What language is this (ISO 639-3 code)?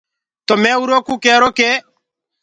ggg